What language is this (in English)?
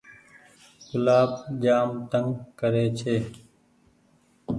Goaria